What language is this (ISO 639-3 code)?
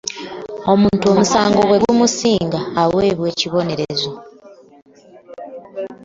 lug